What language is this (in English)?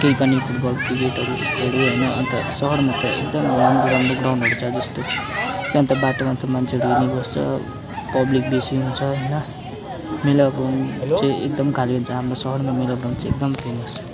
Nepali